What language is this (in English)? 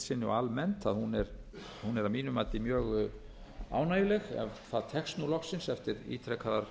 Icelandic